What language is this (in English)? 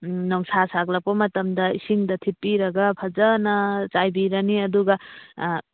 Manipuri